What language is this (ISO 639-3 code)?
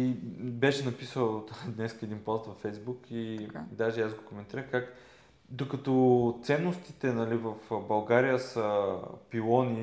bul